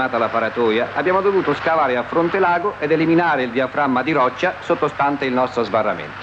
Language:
Italian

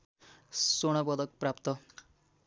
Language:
Nepali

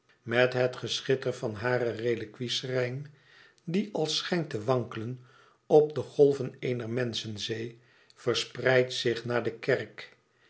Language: Dutch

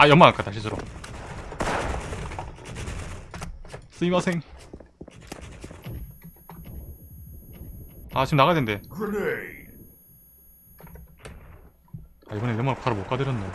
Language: Korean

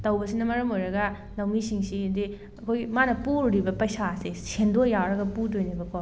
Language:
Manipuri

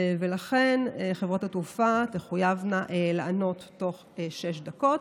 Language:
Hebrew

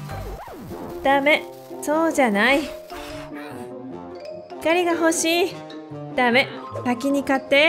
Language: Japanese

